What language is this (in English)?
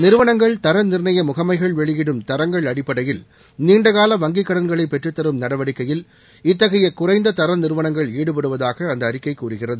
Tamil